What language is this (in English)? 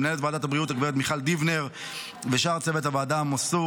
Hebrew